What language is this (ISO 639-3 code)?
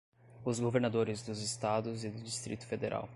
por